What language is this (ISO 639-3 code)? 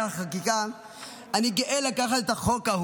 heb